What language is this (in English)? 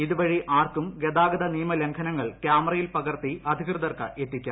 Malayalam